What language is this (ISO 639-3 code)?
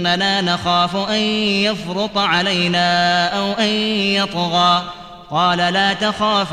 ara